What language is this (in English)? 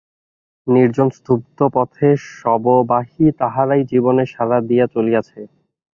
Bangla